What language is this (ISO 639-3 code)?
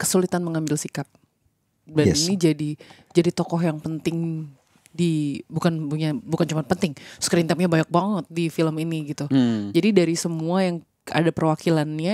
ind